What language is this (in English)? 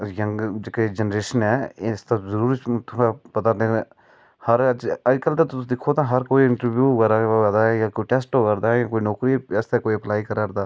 Dogri